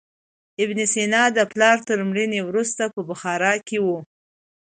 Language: Pashto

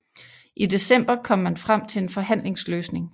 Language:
Danish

